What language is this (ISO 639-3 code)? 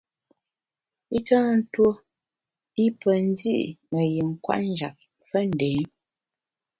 bax